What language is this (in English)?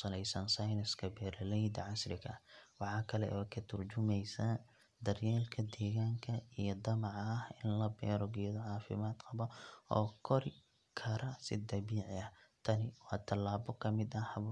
Somali